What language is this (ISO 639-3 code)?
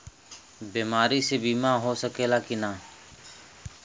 bho